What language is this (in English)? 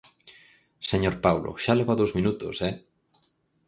Galician